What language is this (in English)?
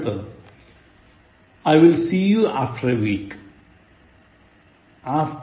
Malayalam